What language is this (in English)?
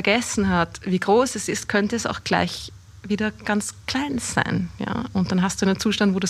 German